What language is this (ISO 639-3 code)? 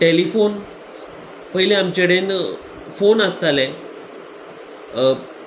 kok